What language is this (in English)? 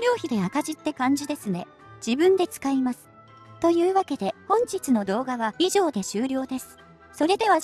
Japanese